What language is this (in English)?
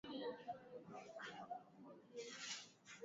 Swahili